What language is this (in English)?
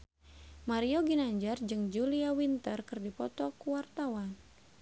Sundanese